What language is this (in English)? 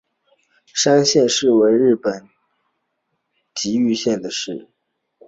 Chinese